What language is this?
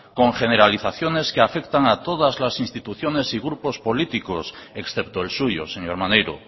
Spanish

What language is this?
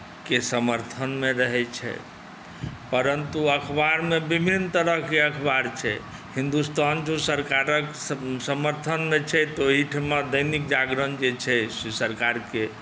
Maithili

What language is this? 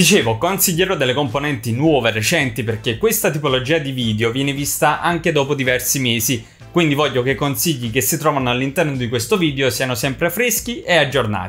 Italian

